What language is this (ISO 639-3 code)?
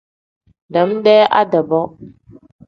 kdh